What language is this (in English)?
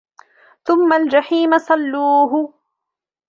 Arabic